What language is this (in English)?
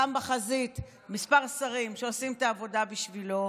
Hebrew